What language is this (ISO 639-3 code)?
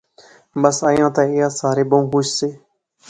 phr